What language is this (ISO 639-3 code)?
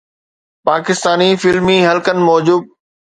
snd